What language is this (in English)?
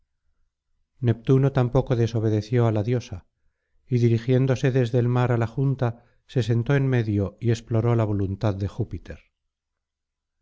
Spanish